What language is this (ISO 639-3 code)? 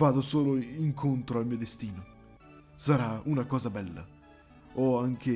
ita